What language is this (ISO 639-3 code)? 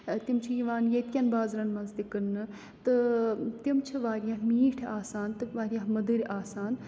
kas